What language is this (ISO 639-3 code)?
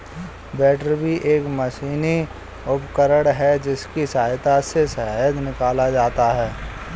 hin